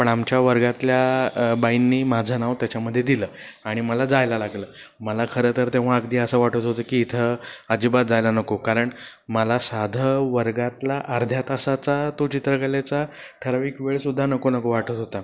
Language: Marathi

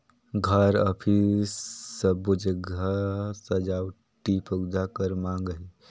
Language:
Chhattisgarhi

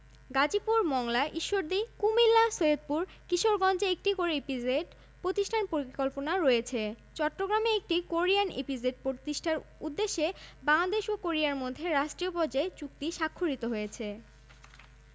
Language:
Bangla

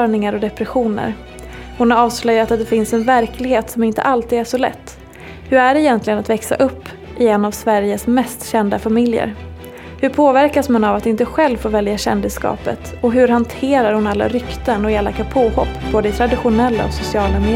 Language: Swedish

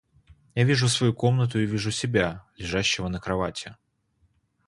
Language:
Russian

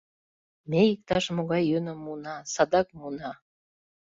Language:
Mari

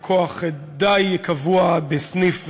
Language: Hebrew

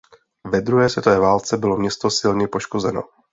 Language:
Czech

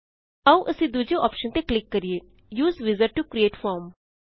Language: Punjabi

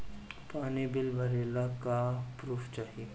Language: Bhojpuri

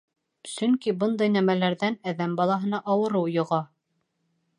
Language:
Bashkir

